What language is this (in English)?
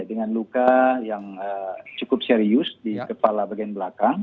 Indonesian